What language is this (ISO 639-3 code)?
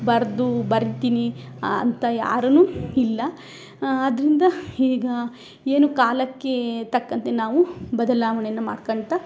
kan